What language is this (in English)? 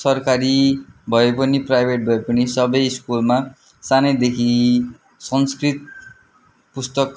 Nepali